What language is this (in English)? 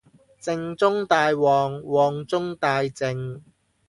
Cantonese